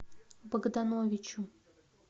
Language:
Russian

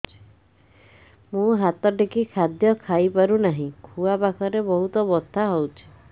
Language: Odia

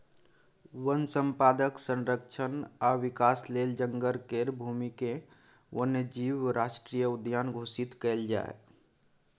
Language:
Maithili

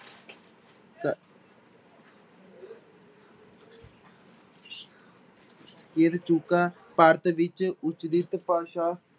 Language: Punjabi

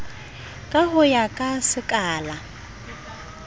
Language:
Southern Sotho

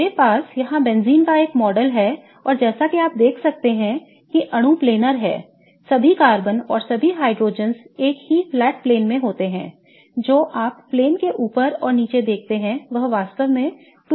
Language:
Hindi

